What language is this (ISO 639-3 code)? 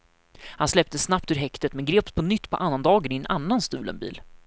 swe